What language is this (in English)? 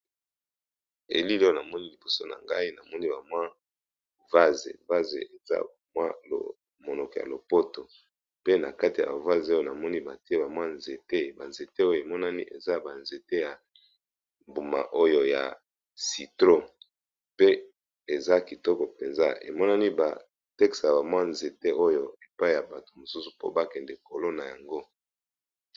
Lingala